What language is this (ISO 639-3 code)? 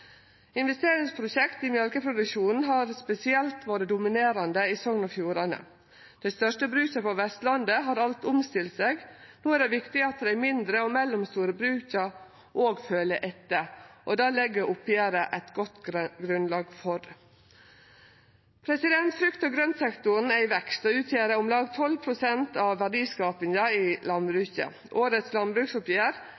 nno